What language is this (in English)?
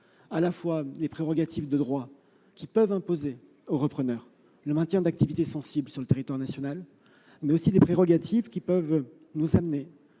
French